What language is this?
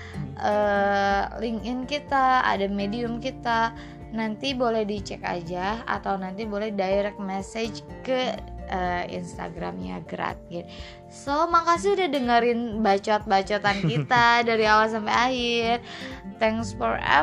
Indonesian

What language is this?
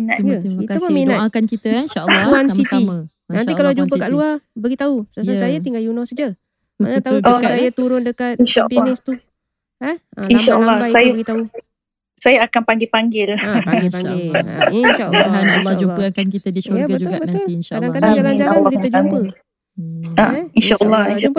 Malay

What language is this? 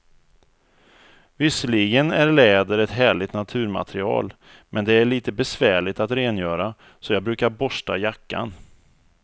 Swedish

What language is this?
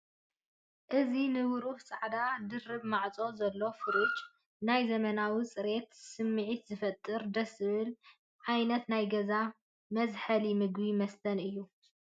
Tigrinya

